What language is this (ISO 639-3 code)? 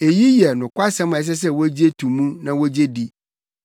aka